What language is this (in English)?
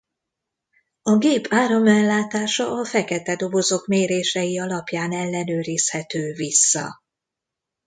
Hungarian